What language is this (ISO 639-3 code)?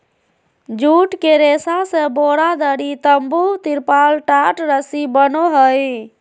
mag